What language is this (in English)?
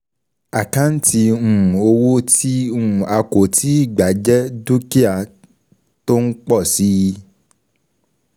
Yoruba